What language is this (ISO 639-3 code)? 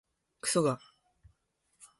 jpn